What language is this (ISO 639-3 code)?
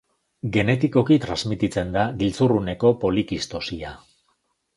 eus